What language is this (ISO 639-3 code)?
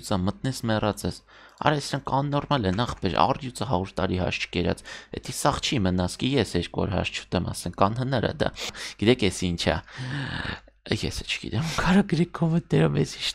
ron